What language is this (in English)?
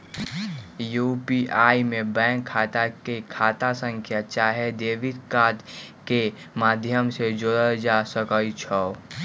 Magahi